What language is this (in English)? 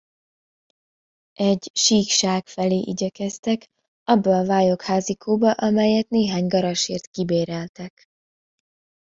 Hungarian